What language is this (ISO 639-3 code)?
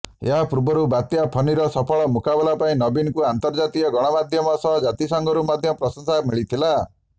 ori